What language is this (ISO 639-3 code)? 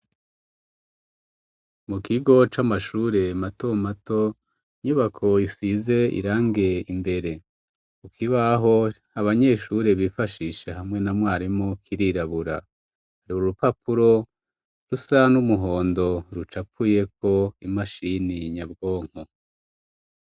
run